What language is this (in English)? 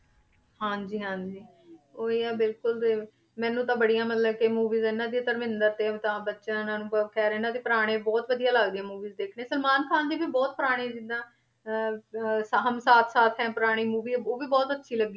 Punjabi